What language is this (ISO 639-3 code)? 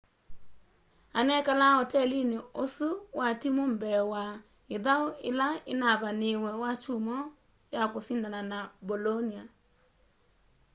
kam